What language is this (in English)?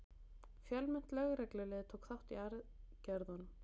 Icelandic